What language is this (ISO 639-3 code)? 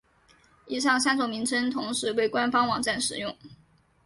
zho